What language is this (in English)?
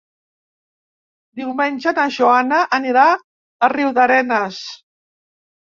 Catalan